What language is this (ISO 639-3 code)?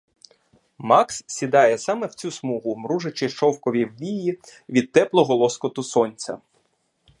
ukr